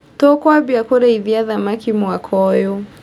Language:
Kikuyu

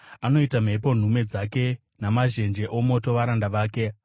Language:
Shona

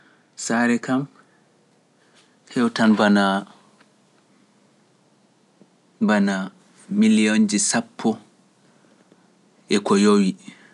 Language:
Pular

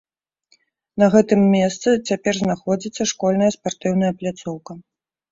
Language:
Belarusian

